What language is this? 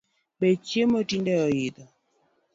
Luo (Kenya and Tanzania)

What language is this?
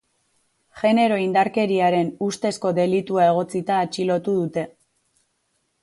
Basque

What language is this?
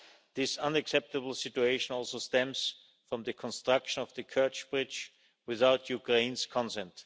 English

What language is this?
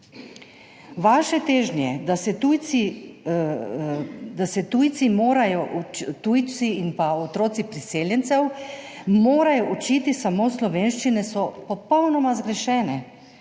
Slovenian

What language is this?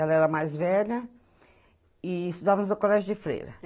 Portuguese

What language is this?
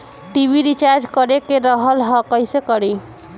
Bhojpuri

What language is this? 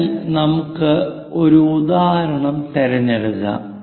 Malayalam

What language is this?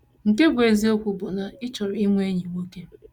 Igbo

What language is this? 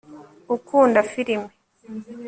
Kinyarwanda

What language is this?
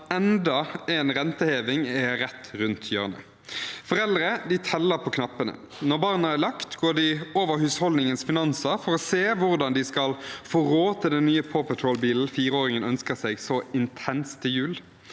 Norwegian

